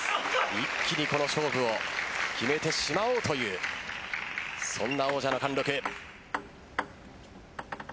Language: Japanese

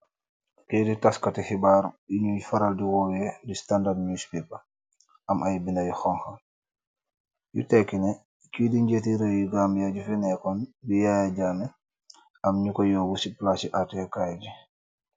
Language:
Wolof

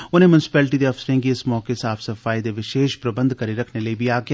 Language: Dogri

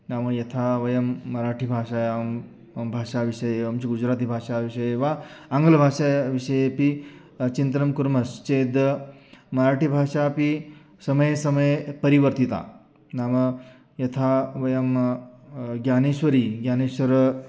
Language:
Sanskrit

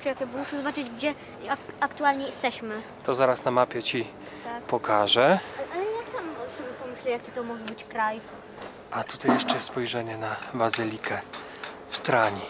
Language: Polish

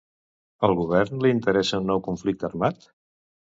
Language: Catalan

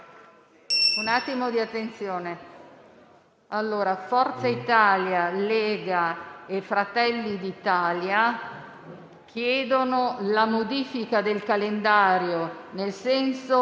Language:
Italian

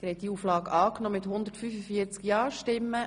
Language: Swiss German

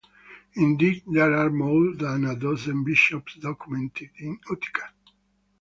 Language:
English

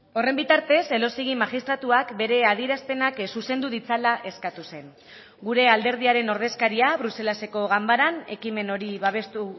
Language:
Basque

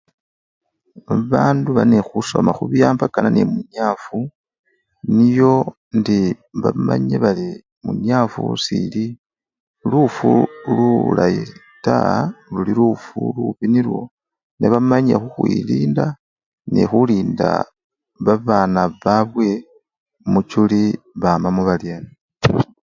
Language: Luyia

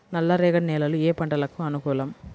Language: Telugu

